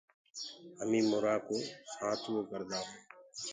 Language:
Gurgula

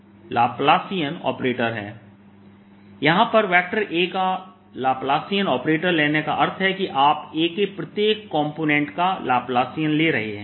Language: Hindi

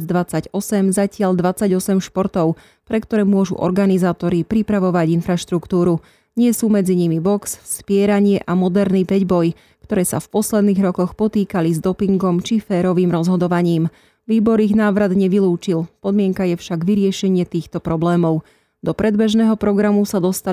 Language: Slovak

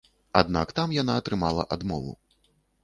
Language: Belarusian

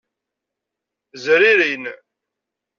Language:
Kabyle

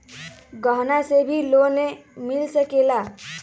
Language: Magahi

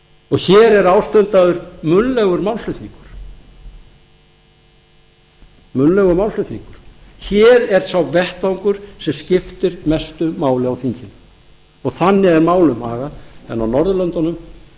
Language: Icelandic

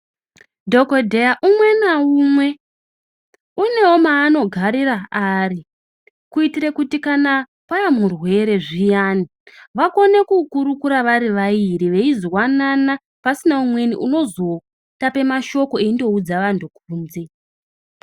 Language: Ndau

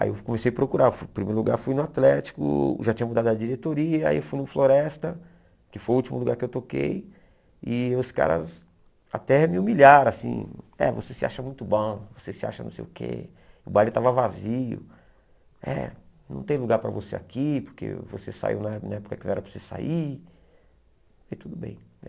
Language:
Portuguese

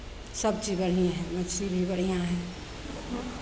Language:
Maithili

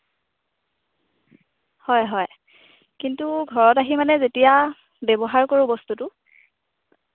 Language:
Assamese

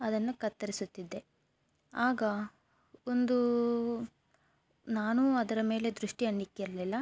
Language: Kannada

